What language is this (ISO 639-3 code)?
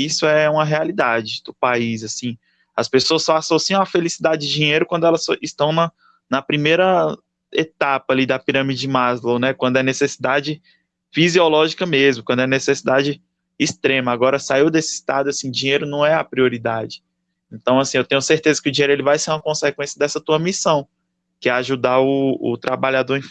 por